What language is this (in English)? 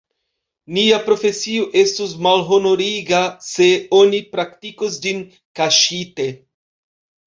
Esperanto